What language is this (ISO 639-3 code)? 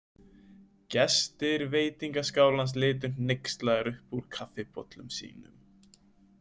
isl